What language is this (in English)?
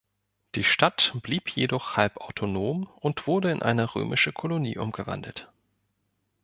German